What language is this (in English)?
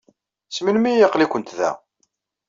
Kabyle